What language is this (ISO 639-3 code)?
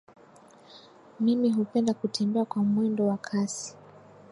swa